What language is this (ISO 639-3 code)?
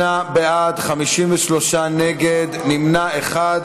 heb